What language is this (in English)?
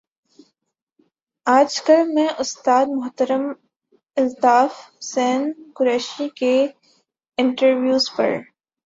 Urdu